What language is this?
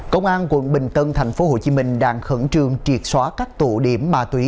Vietnamese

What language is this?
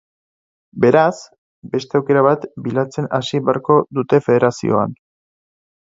Basque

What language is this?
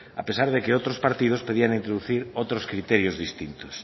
Spanish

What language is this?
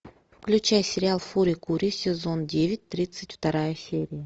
Russian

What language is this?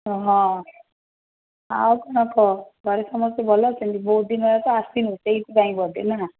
Odia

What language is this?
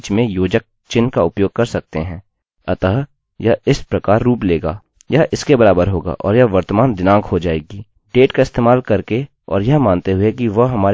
Hindi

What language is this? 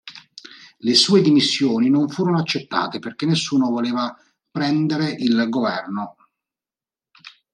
Italian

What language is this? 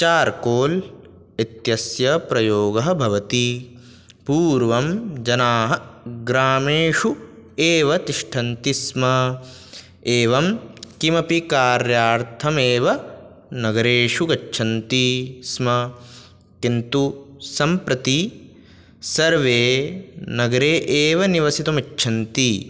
Sanskrit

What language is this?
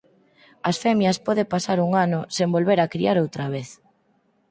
Galician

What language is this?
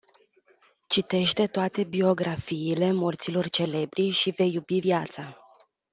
Romanian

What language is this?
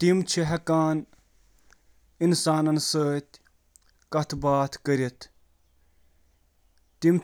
Kashmiri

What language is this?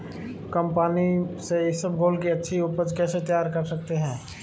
Hindi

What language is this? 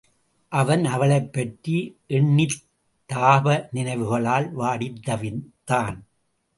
Tamil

